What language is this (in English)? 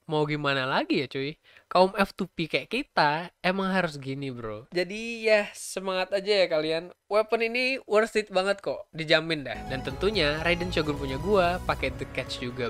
Indonesian